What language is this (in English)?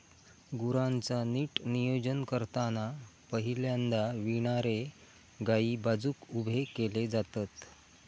Marathi